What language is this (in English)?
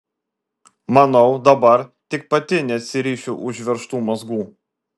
Lithuanian